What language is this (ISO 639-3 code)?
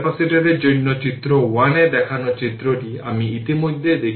ben